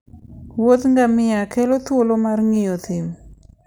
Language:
Luo (Kenya and Tanzania)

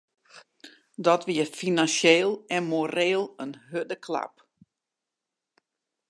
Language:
Western Frisian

